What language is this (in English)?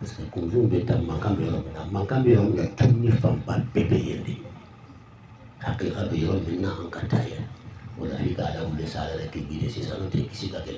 French